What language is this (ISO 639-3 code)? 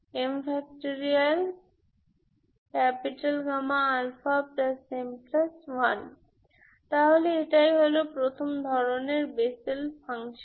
ben